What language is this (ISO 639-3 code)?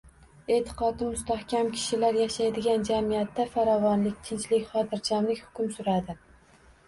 uzb